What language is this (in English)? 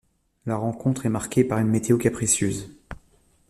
French